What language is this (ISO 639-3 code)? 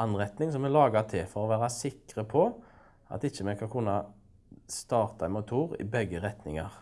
fra